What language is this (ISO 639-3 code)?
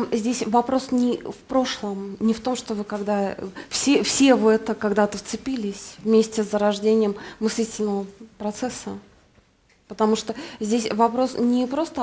rus